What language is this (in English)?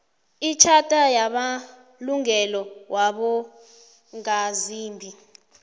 South Ndebele